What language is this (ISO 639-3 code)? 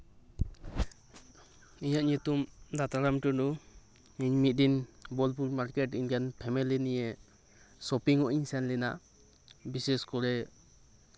sat